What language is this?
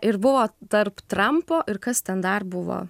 Lithuanian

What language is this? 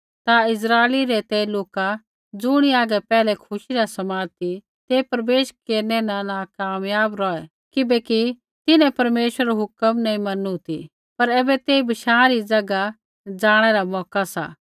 Kullu Pahari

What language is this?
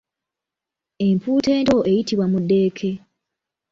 Ganda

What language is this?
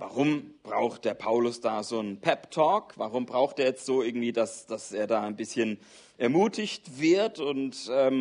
German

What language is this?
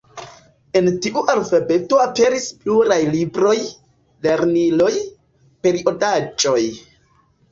Esperanto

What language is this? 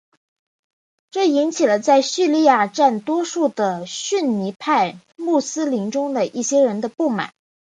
Chinese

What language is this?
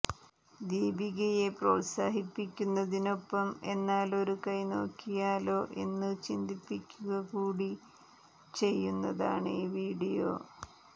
Malayalam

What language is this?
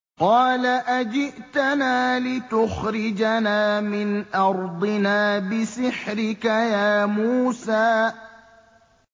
Arabic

